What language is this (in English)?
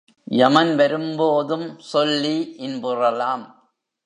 Tamil